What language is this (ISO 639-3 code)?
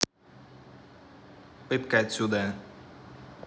rus